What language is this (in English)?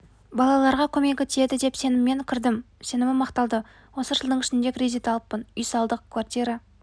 Kazakh